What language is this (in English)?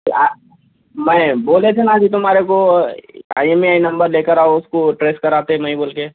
Urdu